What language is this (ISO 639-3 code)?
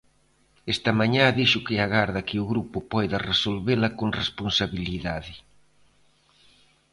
glg